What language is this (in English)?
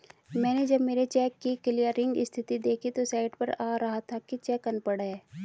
Hindi